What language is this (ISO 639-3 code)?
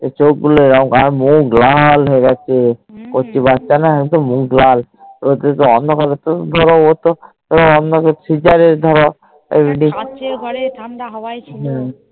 ben